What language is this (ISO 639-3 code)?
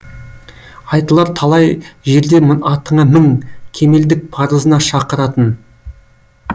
kaz